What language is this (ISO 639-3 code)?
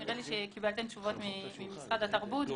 heb